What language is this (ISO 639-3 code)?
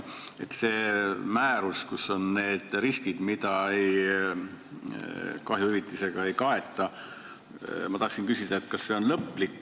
est